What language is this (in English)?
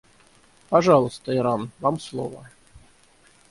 Russian